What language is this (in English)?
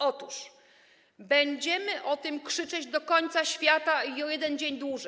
Polish